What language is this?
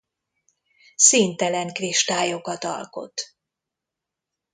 Hungarian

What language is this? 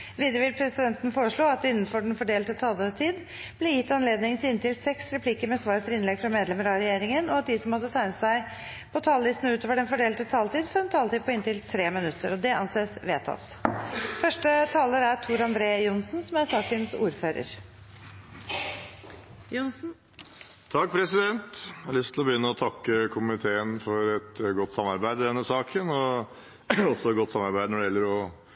Norwegian Bokmål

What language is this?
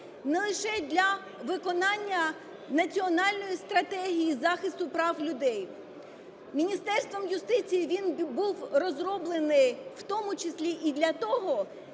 Ukrainian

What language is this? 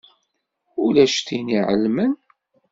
Kabyle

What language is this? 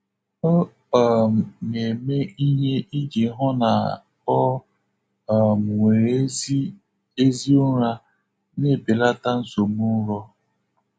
Igbo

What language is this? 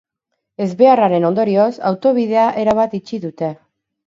Basque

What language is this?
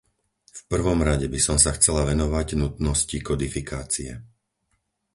Slovak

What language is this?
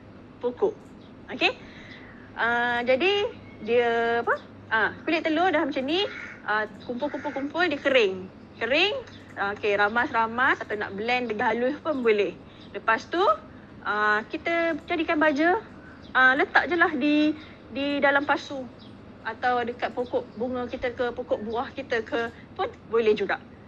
Malay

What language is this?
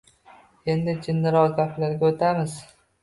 Uzbek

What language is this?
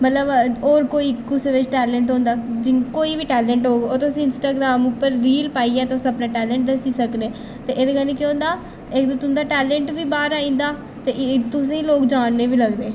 Dogri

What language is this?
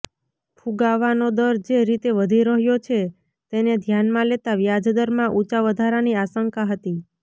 Gujarati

